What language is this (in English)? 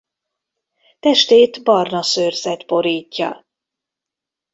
Hungarian